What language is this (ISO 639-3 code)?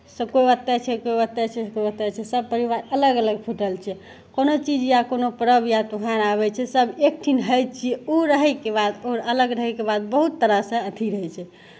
mai